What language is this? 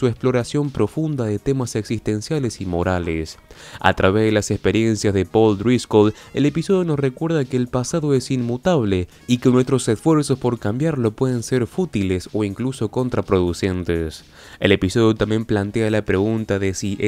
Spanish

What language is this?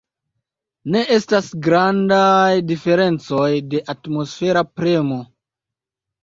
Esperanto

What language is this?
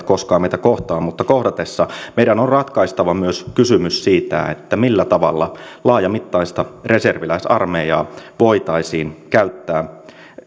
Finnish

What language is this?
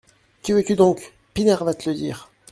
French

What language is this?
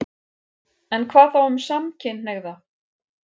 Icelandic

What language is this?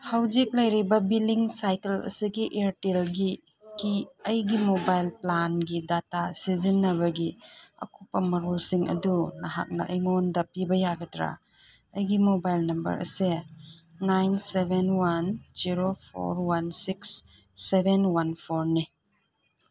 Manipuri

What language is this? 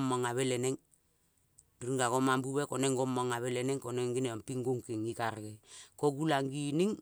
Kol (Papua New Guinea)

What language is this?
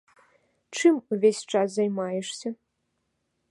Belarusian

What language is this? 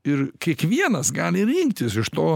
Lithuanian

